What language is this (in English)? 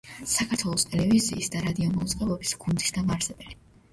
Georgian